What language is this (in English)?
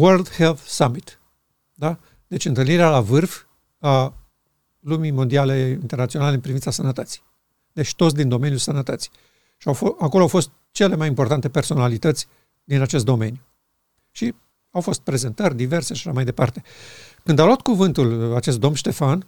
Romanian